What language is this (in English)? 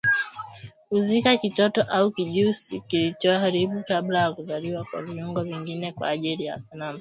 Swahili